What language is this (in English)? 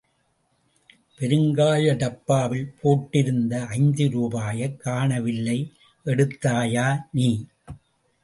Tamil